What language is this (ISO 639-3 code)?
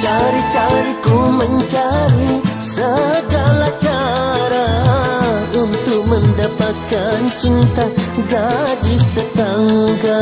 ind